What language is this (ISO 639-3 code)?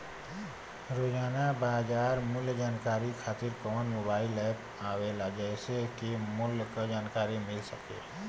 bho